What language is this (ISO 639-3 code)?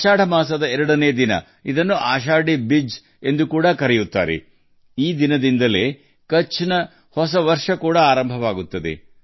kan